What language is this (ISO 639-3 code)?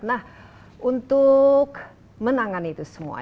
ind